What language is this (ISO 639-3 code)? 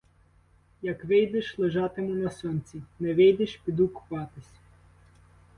ukr